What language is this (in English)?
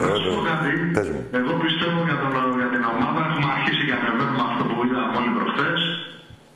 Greek